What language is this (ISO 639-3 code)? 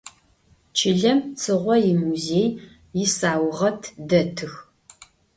ady